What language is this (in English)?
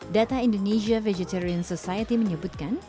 Indonesian